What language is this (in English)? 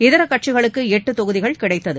Tamil